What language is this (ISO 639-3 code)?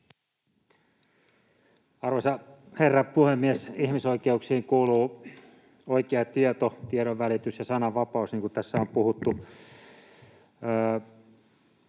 fin